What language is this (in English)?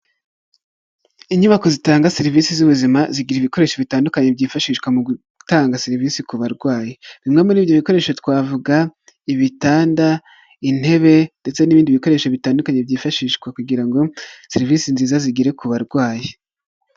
Kinyarwanda